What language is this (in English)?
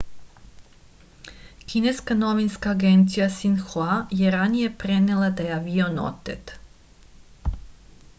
Serbian